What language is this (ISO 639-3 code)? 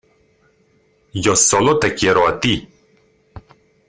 spa